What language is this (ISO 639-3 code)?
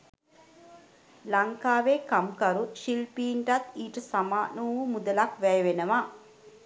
sin